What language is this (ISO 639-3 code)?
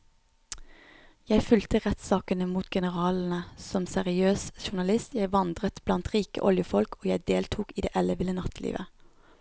nor